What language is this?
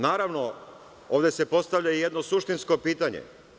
Serbian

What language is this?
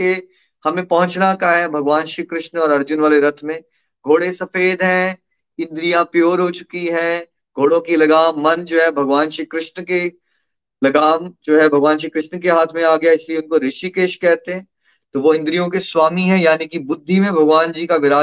Hindi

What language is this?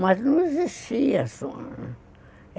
Portuguese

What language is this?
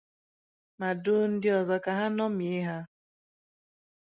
Igbo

